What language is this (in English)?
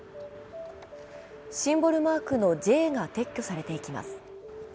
Japanese